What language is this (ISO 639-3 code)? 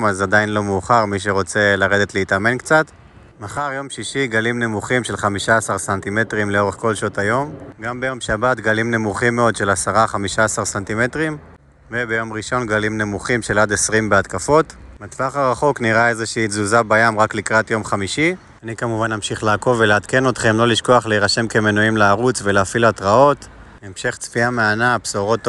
heb